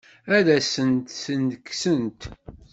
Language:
Kabyle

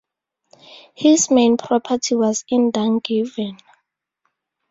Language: English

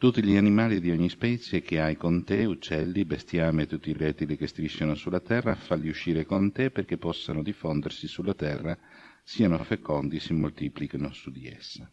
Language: Italian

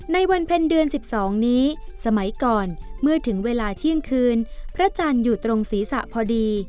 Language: Thai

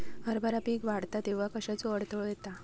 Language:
Marathi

